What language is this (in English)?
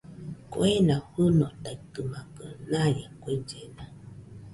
Nüpode Huitoto